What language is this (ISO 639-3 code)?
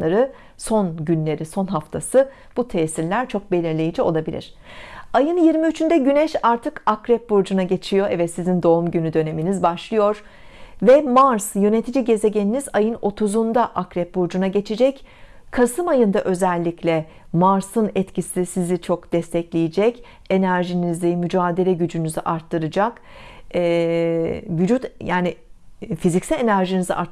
tur